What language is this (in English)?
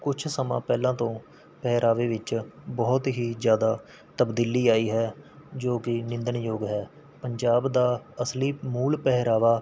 Punjabi